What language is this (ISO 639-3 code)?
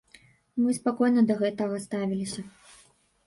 bel